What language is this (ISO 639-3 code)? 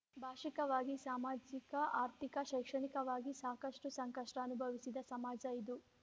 kan